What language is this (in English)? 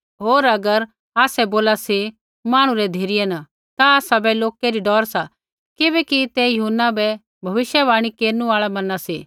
Kullu Pahari